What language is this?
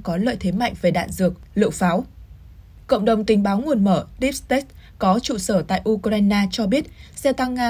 Vietnamese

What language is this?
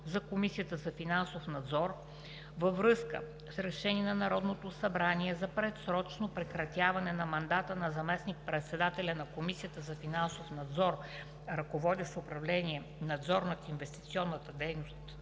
Bulgarian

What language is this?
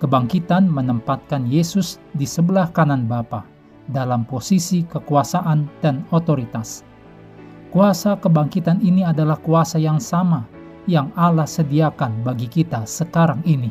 Indonesian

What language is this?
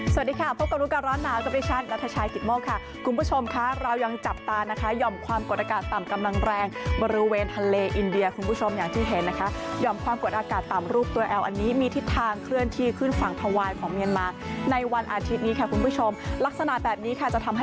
Thai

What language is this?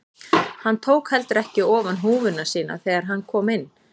Icelandic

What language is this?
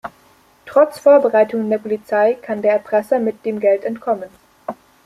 German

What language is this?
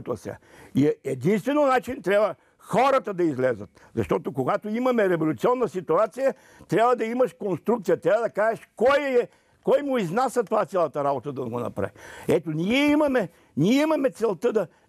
Bulgarian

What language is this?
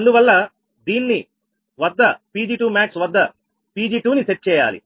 Telugu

